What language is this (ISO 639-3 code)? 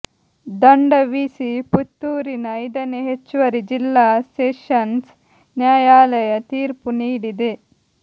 kan